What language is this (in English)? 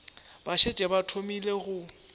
Northern Sotho